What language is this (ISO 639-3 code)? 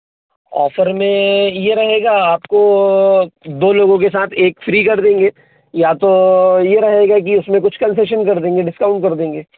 hin